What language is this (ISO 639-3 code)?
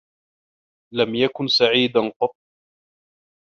ara